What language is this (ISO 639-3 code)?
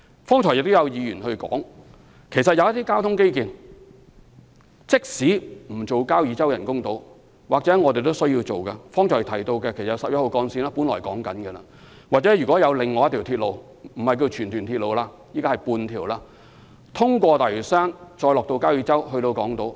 yue